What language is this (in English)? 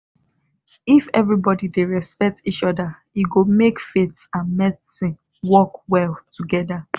Nigerian Pidgin